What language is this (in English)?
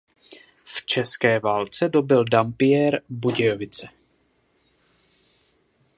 Czech